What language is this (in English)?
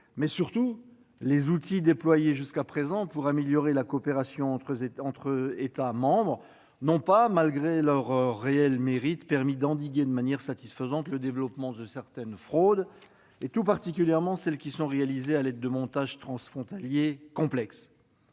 French